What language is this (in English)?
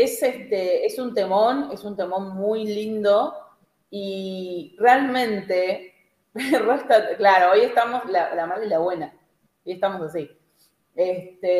Spanish